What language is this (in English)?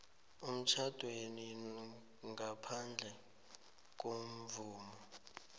South Ndebele